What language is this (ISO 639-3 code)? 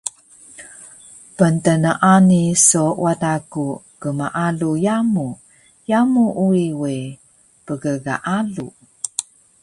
trv